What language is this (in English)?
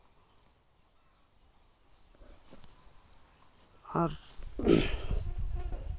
Santali